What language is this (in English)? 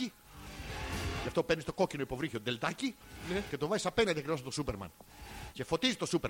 Greek